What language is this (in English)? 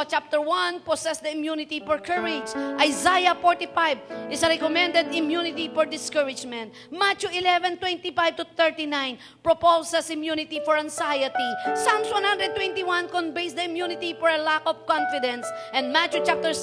Filipino